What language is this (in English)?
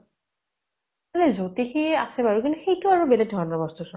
Assamese